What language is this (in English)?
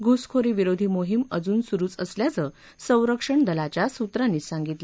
Marathi